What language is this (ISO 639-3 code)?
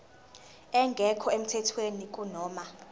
zul